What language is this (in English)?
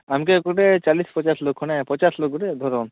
Odia